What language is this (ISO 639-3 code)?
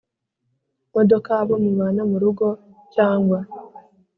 kin